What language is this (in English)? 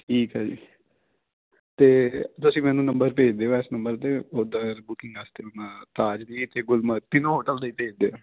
Punjabi